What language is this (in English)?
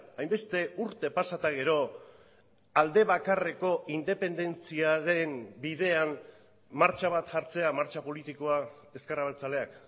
Basque